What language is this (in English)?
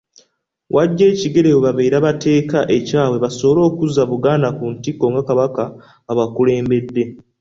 Ganda